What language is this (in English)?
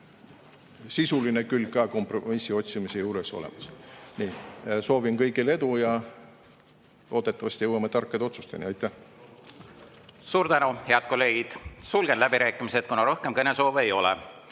Estonian